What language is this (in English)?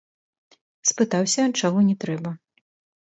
Belarusian